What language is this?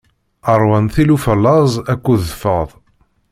Kabyle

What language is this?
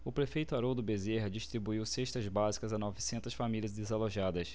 Portuguese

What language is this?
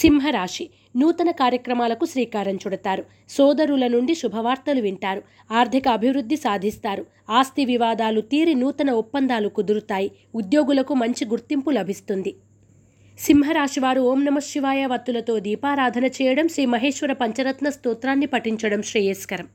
Telugu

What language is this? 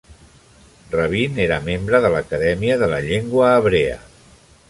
Catalan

